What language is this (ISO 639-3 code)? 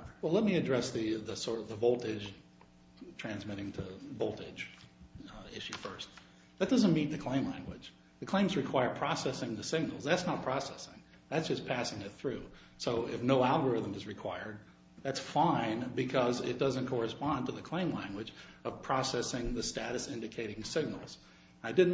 eng